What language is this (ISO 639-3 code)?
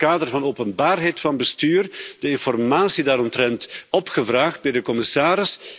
nld